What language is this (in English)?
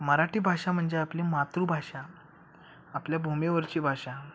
Marathi